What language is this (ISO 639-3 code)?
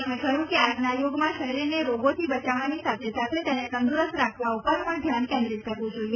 guj